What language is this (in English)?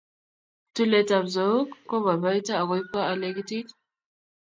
Kalenjin